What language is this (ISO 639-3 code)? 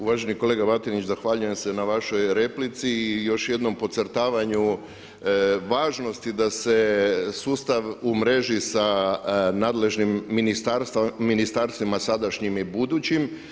hrv